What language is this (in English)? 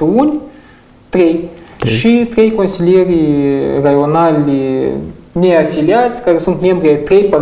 Romanian